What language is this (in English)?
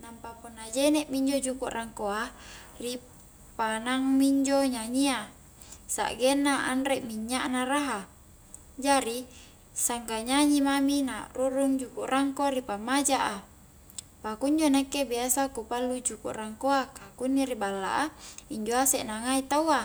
Highland Konjo